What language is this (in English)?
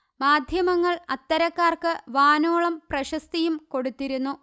Malayalam